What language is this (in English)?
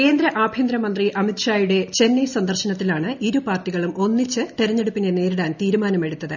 Malayalam